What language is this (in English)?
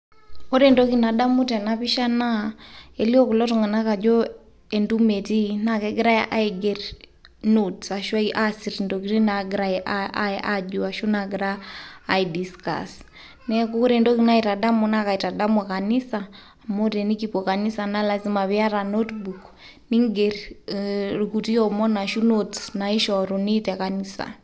Masai